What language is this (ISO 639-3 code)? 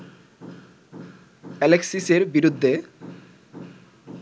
ben